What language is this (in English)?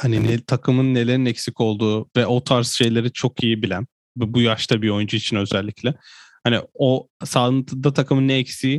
Turkish